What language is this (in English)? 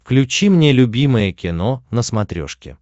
Russian